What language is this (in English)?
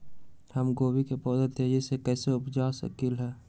Magahi